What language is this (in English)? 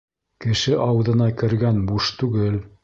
Bashkir